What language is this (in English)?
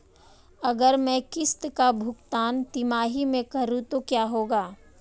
Hindi